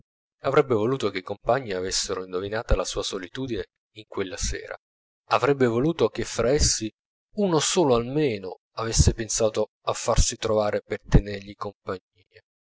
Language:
Italian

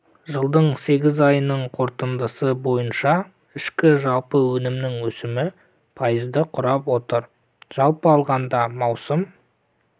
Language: Kazakh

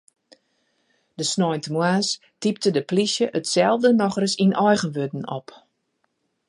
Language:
Western Frisian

